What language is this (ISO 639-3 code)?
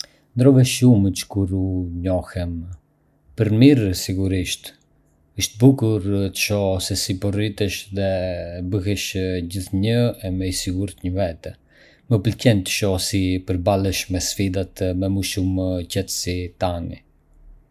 aae